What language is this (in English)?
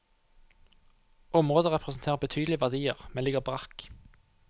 Norwegian